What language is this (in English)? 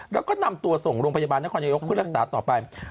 Thai